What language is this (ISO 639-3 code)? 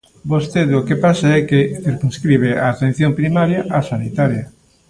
glg